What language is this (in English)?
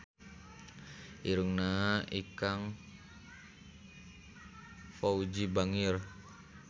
Sundanese